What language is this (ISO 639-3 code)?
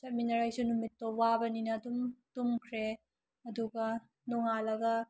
mni